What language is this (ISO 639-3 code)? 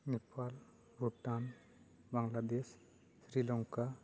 sat